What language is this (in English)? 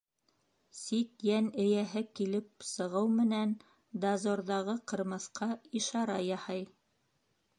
Bashkir